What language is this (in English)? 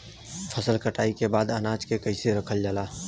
Bhojpuri